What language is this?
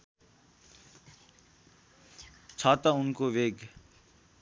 Nepali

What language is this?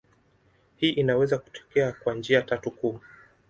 Swahili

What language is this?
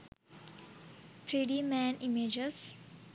Sinhala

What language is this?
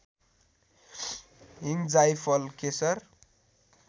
Nepali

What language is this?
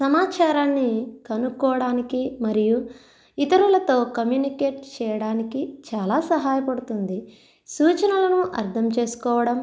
Telugu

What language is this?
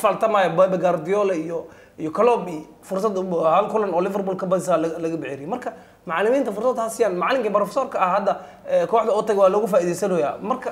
Arabic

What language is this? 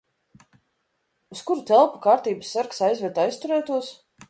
Latvian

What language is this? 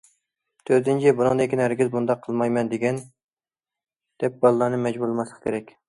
Uyghur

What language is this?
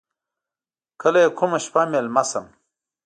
Pashto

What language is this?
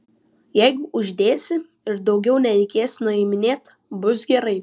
Lithuanian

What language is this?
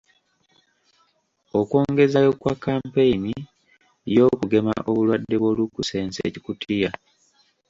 Ganda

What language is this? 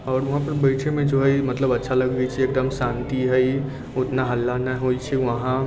Maithili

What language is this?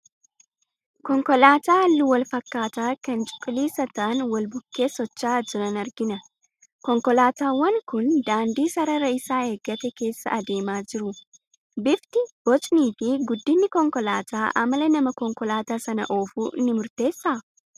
Oromo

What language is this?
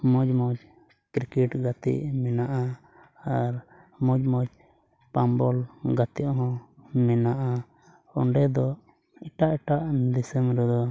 Santali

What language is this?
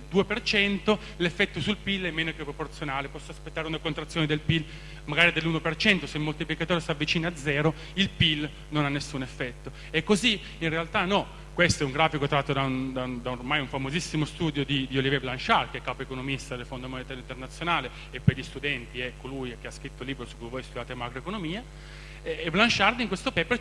Italian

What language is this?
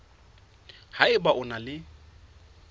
Southern Sotho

